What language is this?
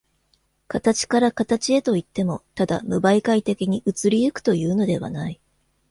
Japanese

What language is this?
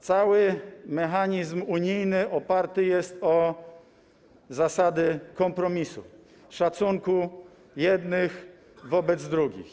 Polish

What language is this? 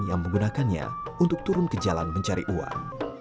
Indonesian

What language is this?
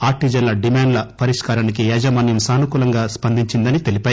Telugu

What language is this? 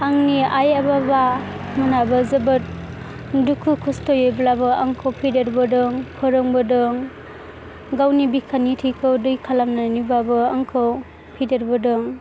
Bodo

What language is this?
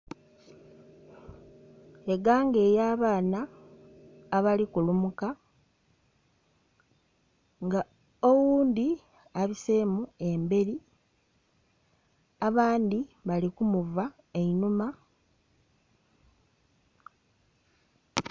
Soga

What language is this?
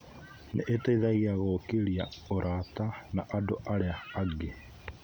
Kikuyu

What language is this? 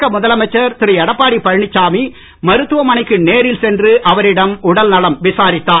Tamil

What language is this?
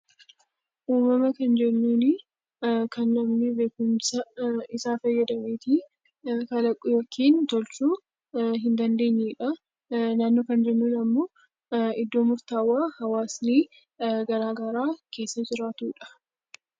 Oromo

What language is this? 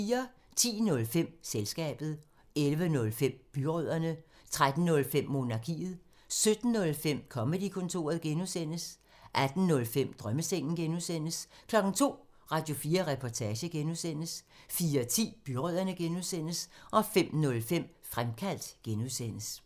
Danish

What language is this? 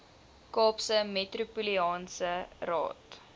Afrikaans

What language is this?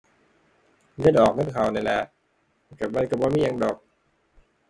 Thai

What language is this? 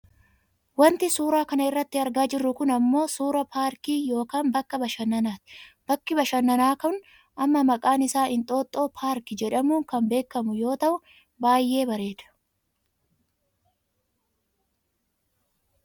Oromo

